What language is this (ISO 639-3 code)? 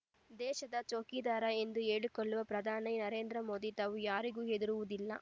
kan